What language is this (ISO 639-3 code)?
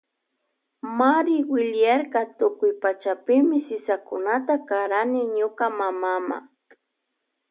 qvj